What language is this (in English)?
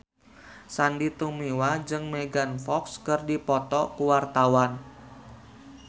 Sundanese